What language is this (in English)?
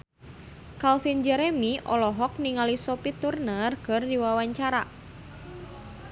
Sundanese